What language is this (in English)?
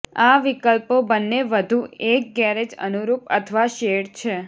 Gujarati